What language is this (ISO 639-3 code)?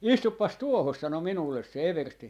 fin